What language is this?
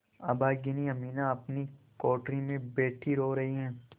Hindi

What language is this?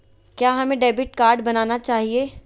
Magahi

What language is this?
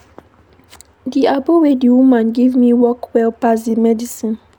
Nigerian Pidgin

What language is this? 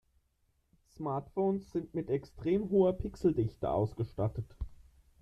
German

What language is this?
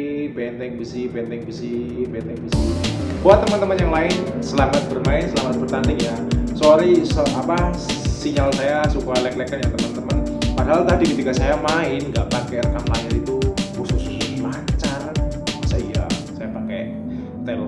Indonesian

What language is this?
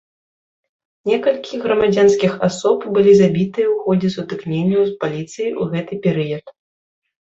Belarusian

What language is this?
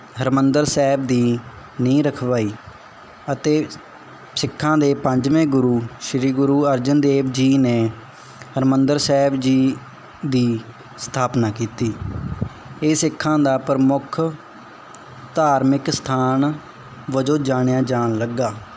Punjabi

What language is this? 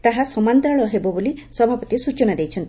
Odia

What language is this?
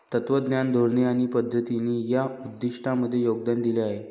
Marathi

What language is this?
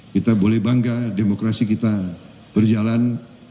Indonesian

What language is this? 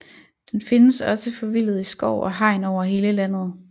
Danish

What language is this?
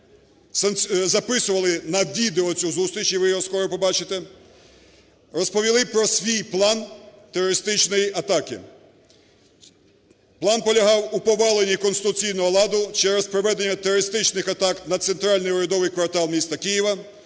Ukrainian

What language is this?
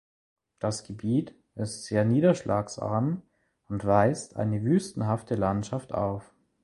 German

